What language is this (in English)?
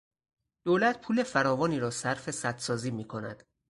Persian